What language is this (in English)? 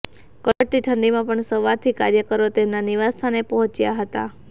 Gujarati